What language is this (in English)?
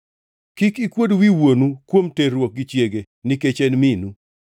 Luo (Kenya and Tanzania)